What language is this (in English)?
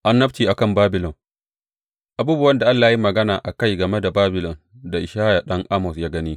Hausa